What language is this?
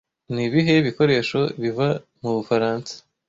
Kinyarwanda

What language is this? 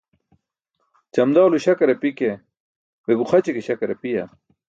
Burushaski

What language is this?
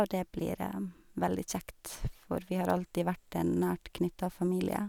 Norwegian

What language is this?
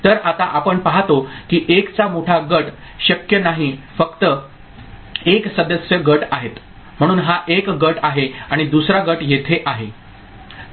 Marathi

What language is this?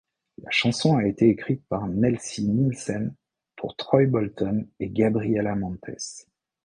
French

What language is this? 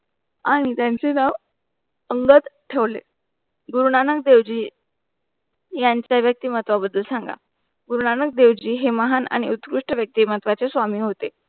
Marathi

